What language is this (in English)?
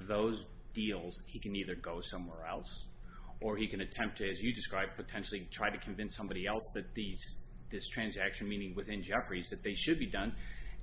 English